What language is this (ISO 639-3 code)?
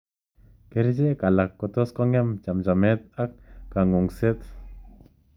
kln